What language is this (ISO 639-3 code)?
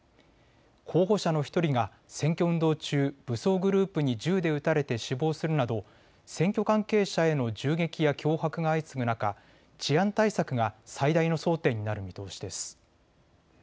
jpn